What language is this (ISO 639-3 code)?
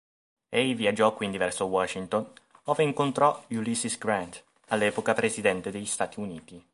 ita